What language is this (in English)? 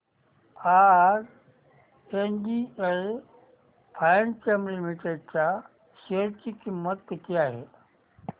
Marathi